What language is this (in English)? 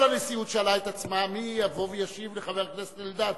Hebrew